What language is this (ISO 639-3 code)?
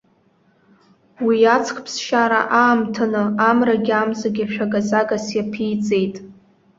abk